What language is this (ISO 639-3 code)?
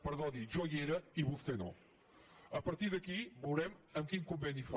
cat